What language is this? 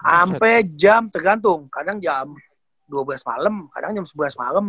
Indonesian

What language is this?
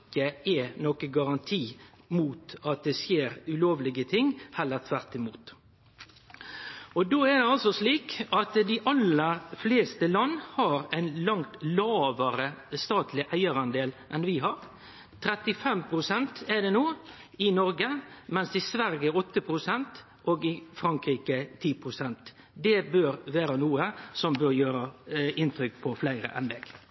Norwegian Nynorsk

